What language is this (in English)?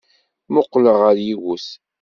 Kabyle